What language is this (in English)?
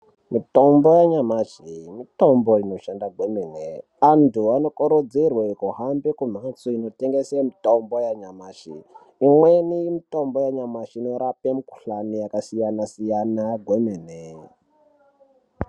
Ndau